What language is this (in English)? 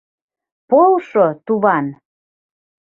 Mari